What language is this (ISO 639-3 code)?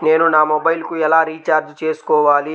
tel